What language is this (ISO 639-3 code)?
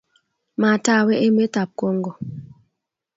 kln